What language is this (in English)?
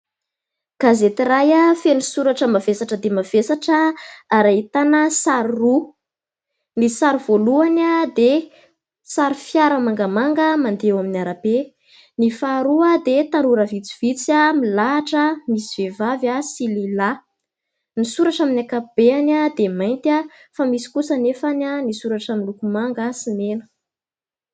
Malagasy